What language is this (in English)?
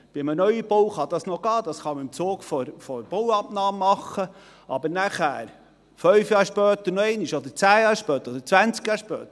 Swiss German